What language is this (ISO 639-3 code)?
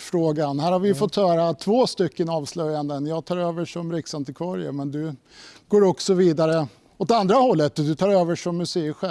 swe